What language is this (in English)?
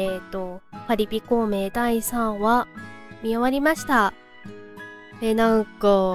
Japanese